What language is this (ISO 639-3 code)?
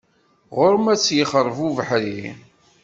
kab